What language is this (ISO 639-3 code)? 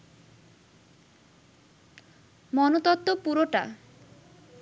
ben